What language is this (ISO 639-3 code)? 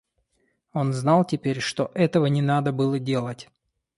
rus